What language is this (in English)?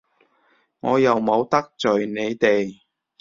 Cantonese